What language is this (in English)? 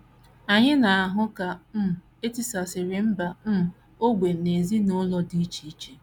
Igbo